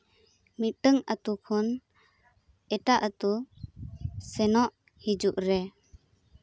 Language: Santali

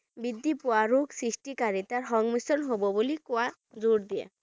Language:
Bangla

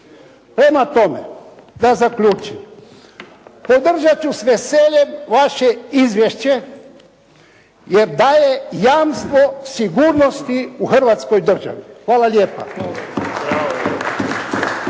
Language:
Croatian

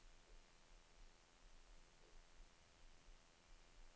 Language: Swedish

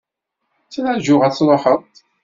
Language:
Kabyle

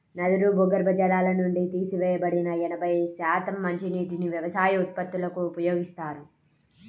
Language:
Telugu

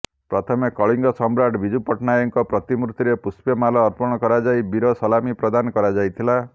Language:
Odia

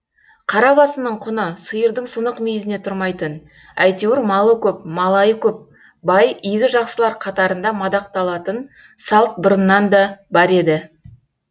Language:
Kazakh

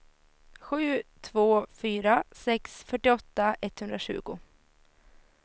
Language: Swedish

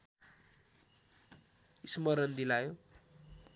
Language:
Nepali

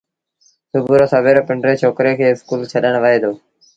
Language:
Sindhi Bhil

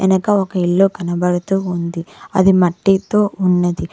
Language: Telugu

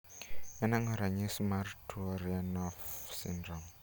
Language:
Luo (Kenya and Tanzania)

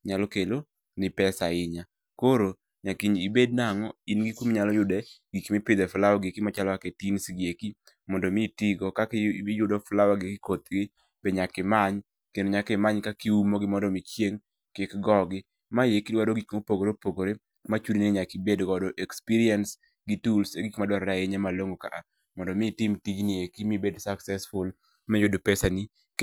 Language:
Luo (Kenya and Tanzania)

